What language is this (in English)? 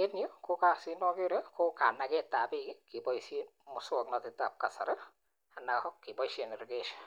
Kalenjin